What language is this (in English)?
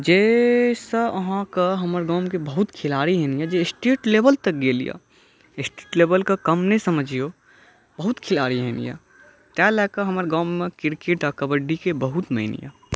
Maithili